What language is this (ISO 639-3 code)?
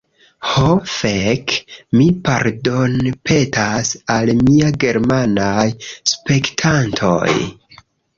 epo